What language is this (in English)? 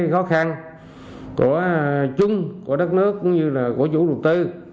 Vietnamese